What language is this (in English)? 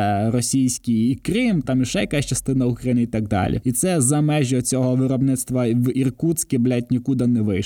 Ukrainian